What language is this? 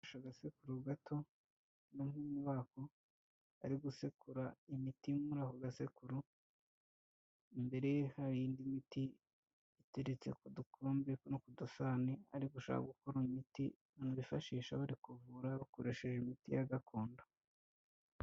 Kinyarwanda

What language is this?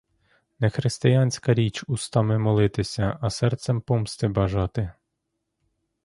Ukrainian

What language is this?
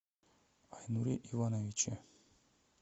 Russian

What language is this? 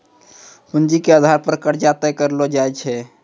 Maithili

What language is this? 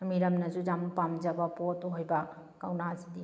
Manipuri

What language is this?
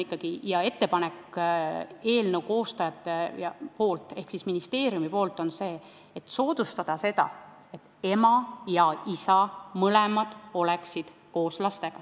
Estonian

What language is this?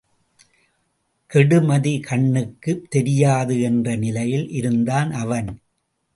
Tamil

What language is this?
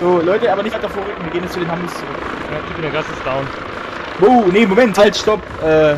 German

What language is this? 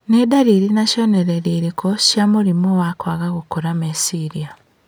Kikuyu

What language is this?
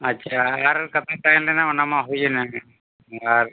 Santali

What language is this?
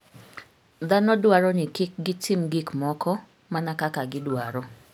Luo (Kenya and Tanzania)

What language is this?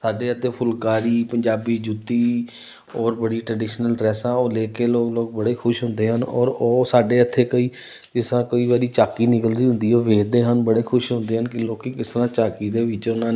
Punjabi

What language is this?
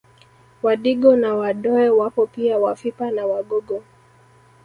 Swahili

